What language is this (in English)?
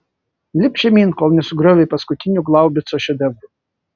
Lithuanian